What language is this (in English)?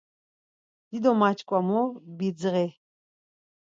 Laz